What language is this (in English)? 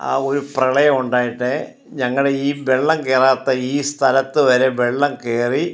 Malayalam